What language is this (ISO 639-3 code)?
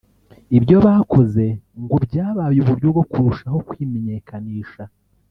kin